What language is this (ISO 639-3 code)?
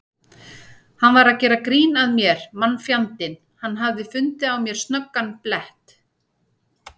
isl